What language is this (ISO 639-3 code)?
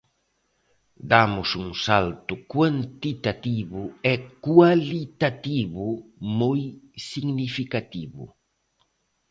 glg